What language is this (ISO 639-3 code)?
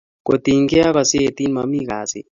kln